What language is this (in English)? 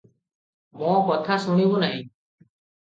Odia